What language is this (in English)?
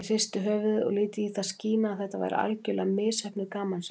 Icelandic